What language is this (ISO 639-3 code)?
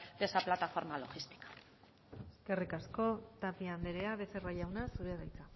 eus